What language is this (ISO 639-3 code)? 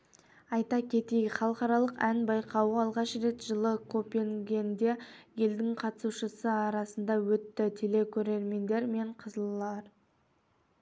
kaz